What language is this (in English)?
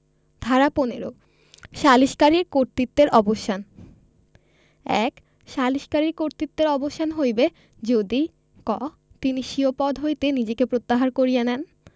Bangla